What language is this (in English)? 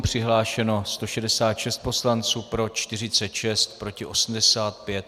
Czech